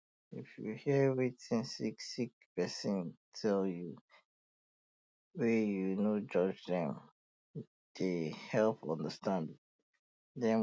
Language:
Nigerian Pidgin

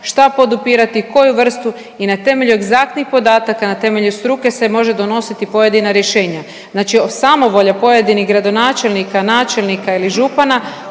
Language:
Croatian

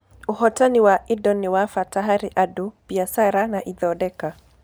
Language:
Kikuyu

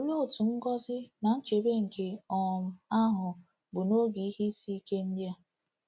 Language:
Igbo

